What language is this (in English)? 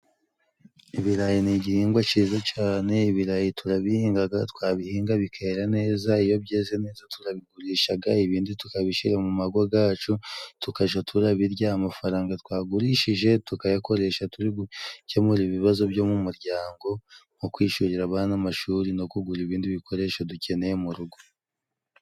Kinyarwanda